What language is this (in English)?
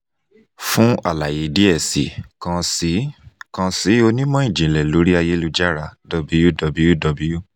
Yoruba